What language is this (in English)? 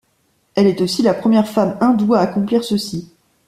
French